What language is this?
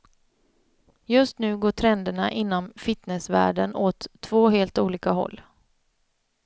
Swedish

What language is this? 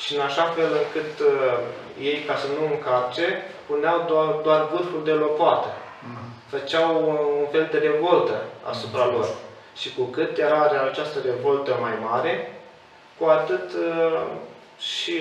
Romanian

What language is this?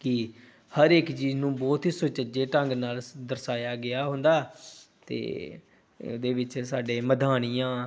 Punjabi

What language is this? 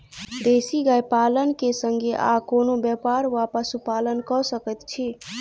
Maithili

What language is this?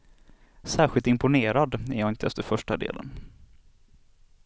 Swedish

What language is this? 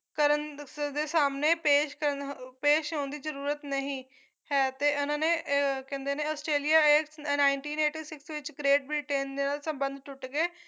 Punjabi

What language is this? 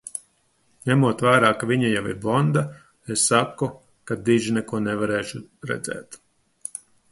Latvian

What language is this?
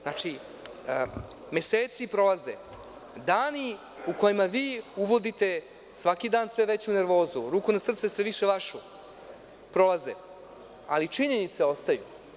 Serbian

